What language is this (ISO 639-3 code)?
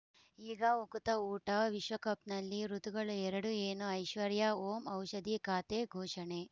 kan